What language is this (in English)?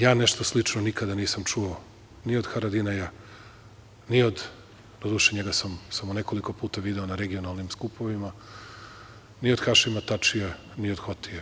Serbian